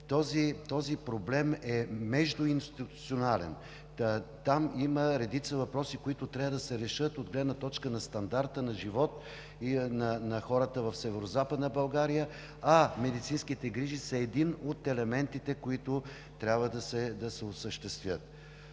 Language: Bulgarian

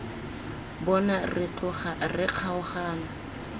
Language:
Tswana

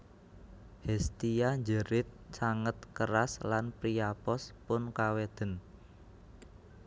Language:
Javanese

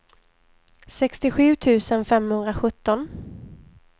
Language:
Swedish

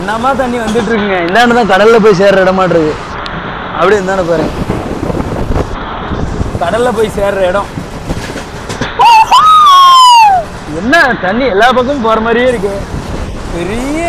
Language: Korean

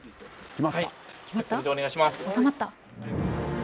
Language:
Japanese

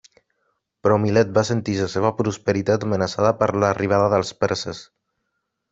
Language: Catalan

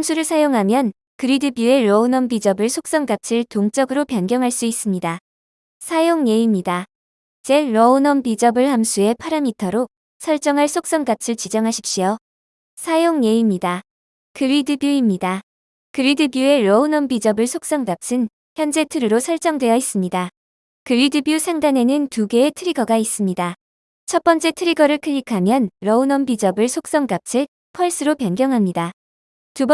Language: Korean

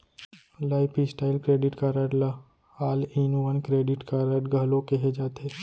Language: Chhattisgarhi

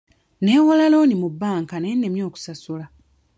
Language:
Ganda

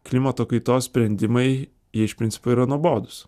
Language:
Lithuanian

